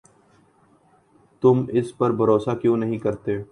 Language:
Urdu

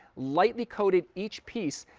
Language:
English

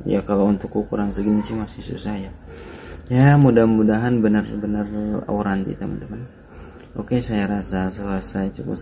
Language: Indonesian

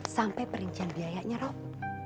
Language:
Indonesian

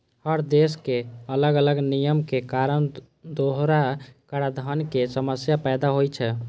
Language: Maithili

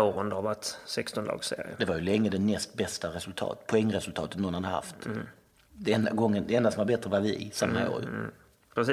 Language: Swedish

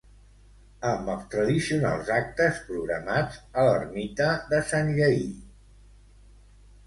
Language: Catalan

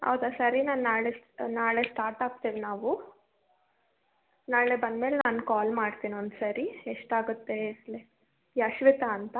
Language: Kannada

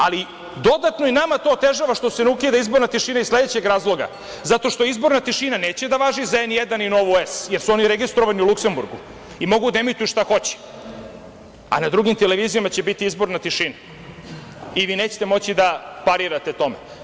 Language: Serbian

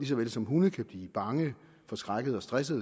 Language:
Danish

